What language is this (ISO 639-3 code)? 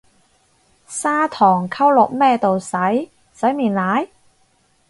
yue